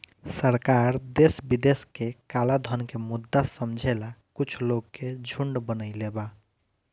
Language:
Bhojpuri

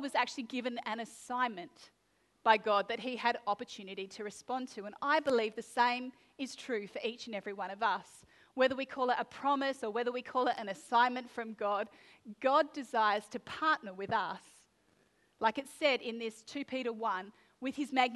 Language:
English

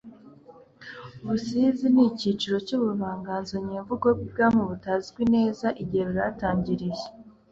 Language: Kinyarwanda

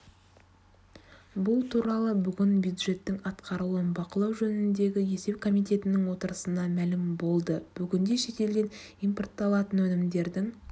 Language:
Kazakh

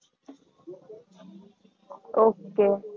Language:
Gujarati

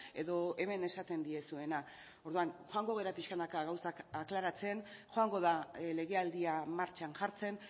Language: Basque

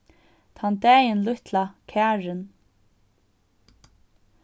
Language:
Faroese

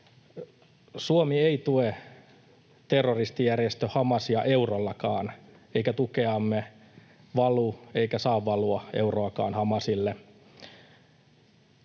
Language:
Finnish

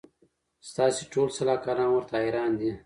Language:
Pashto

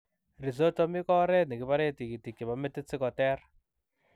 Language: Kalenjin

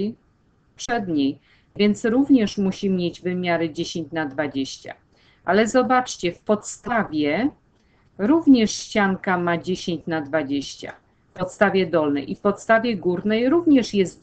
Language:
Polish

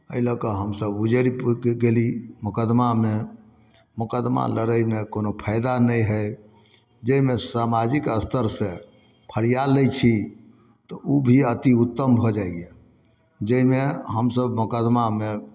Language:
Maithili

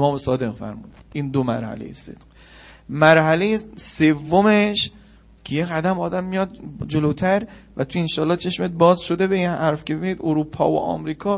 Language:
Persian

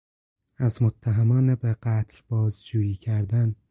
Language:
Persian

